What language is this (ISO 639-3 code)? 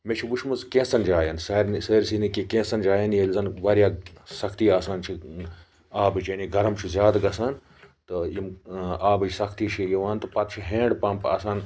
kas